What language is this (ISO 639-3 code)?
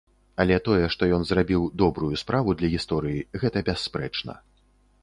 bel